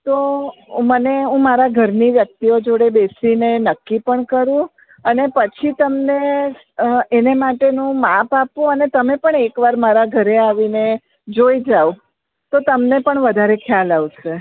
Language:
Gujarati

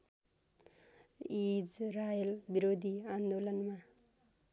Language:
Nepali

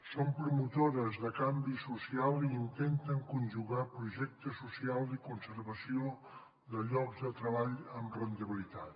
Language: Catalan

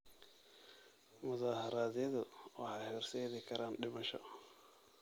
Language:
Somali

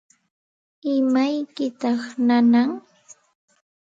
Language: Santa Ana de Tusi Pasco Quechua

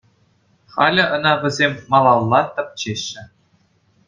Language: Chuvash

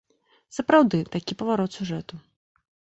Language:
Belarusian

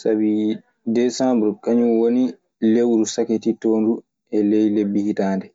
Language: Maasina Fulfulde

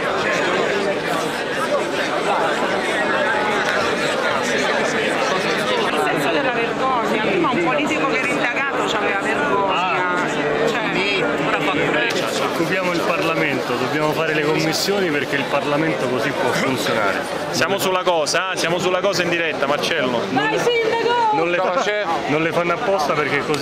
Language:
Italian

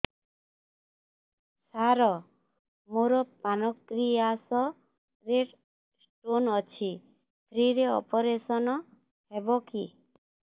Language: Odia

